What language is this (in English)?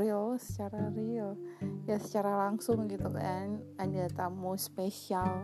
Indonesian